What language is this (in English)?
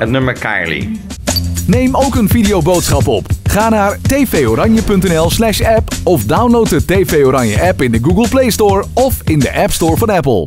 Dutch